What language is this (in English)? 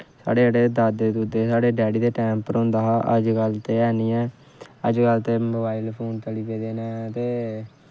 Dogri